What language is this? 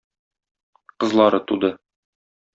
Tatar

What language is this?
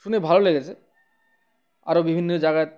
Bangla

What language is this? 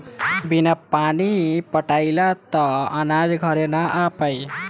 Bhojpuri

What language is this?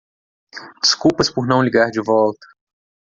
Portuguese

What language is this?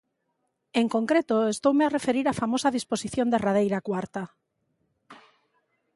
Galician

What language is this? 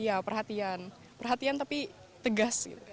Indonesian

